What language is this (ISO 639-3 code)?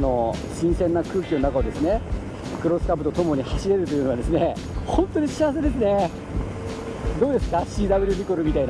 jpn